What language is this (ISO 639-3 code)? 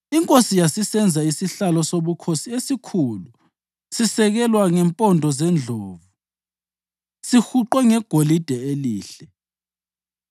nde